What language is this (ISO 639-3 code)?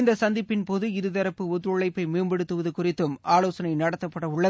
tam